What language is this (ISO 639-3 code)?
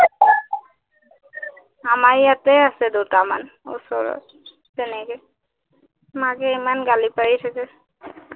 asm